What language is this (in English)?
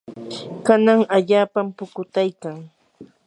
Yanahuanca Pasco Quechua